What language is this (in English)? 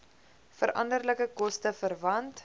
Afrikaans